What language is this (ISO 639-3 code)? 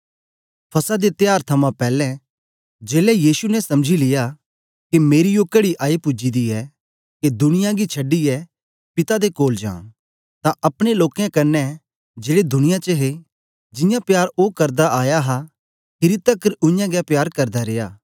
doi